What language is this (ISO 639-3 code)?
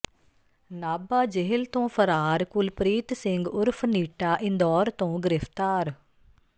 pan